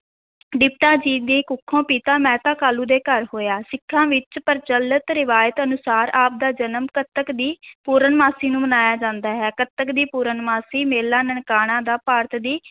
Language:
Punjabi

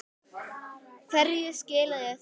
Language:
Icelandic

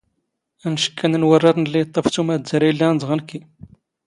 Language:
Standard Moroccan Tamazight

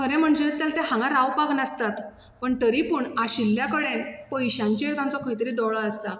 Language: Konkani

